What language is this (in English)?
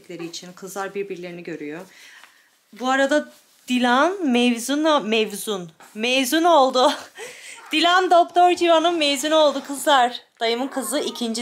Turkish